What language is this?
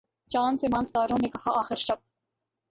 Urdu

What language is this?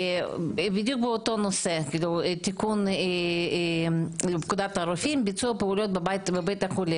Hebrew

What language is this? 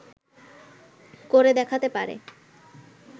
Bangla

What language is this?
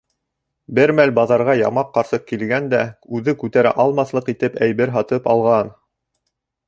Bashkir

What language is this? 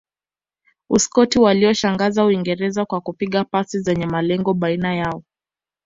Swahili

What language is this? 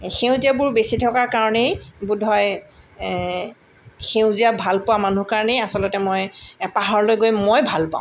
Assamese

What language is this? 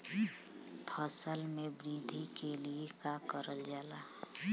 Bhojpuri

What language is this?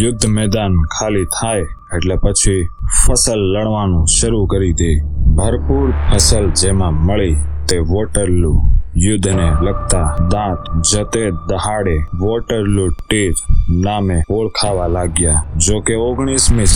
Hindi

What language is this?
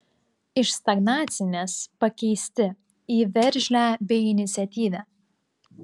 Lithuanian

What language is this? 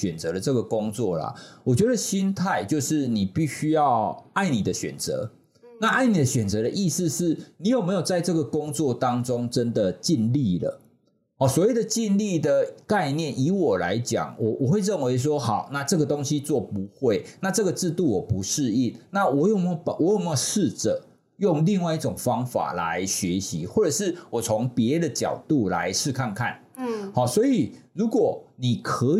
Chinese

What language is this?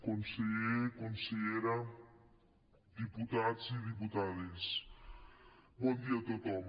Catalan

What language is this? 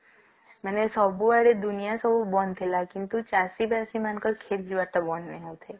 Odia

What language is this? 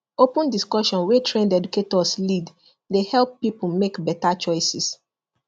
Nigerian Pidgin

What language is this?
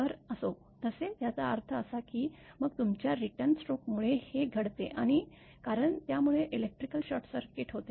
Marathi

